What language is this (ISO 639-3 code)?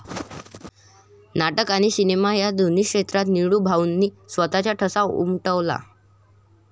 mar